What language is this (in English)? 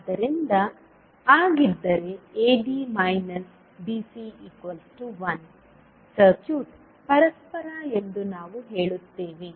Kannada